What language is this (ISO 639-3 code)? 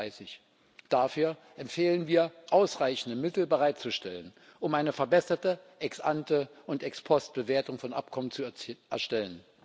deu